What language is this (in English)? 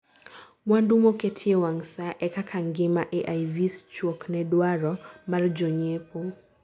Luo (Kenya and Tanzania)